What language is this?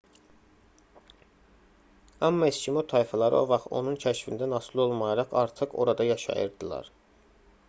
Azerbaijani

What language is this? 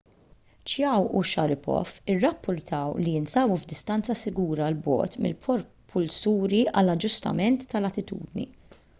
Maltese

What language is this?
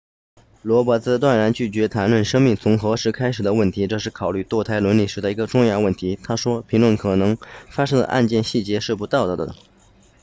Chinese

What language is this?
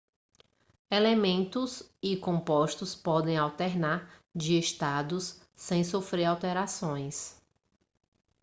Portuguese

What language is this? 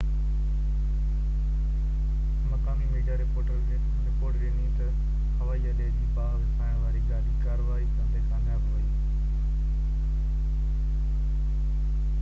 Sindhi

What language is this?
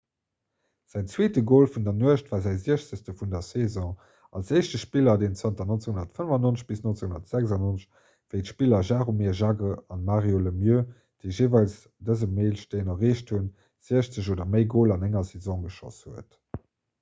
Luxembourgish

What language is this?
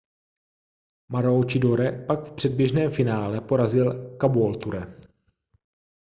Czech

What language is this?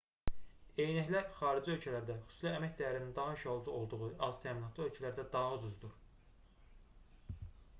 Azerbaijani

